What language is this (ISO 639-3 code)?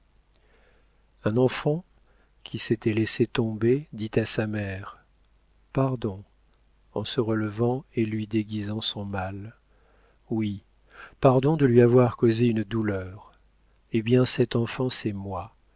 fra